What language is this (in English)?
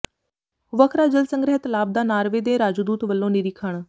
Punjabi